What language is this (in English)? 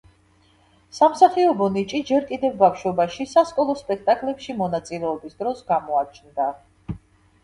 Georgian